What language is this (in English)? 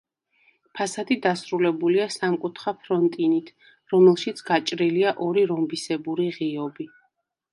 Georgian